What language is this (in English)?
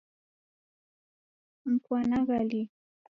Taita